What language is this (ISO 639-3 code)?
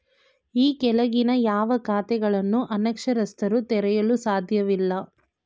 kan